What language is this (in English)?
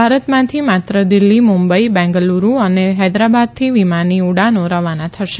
Gujarati